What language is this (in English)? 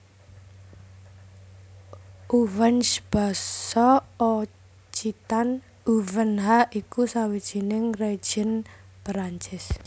Javanese